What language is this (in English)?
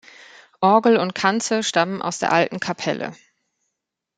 German